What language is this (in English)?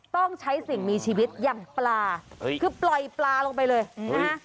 Thai